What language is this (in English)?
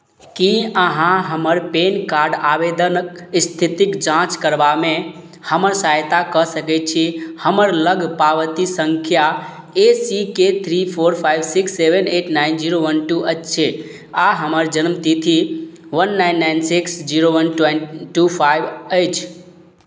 Maithili